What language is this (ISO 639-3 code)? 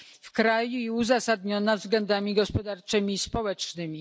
pol